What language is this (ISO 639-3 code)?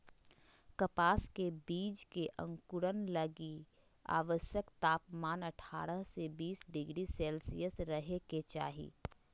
mag